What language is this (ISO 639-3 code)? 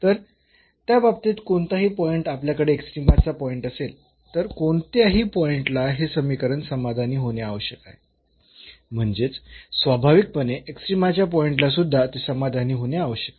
mar